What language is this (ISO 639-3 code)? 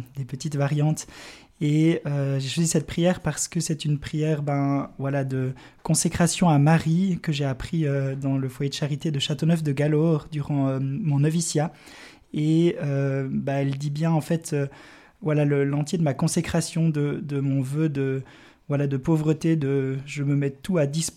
fra